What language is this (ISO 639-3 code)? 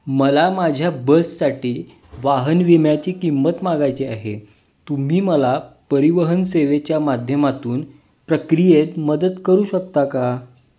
mar